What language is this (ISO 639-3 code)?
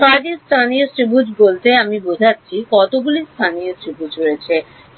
ben